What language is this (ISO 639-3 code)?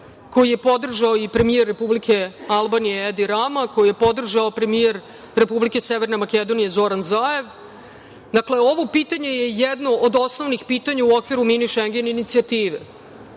srp